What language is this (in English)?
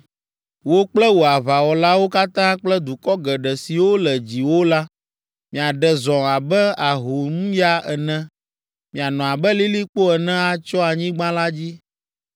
Ewe